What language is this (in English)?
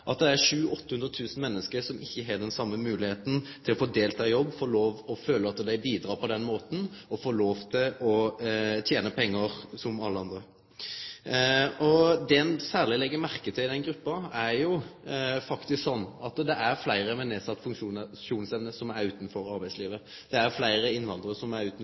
Norwegian Nynorsk